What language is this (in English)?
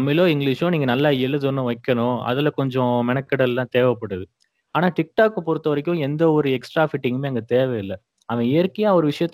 Tamil